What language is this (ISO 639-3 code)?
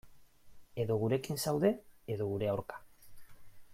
eus